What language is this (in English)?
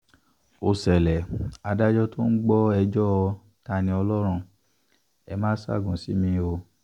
Yoruba